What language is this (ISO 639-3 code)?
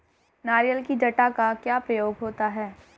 hin